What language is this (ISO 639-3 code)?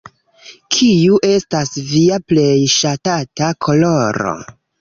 epo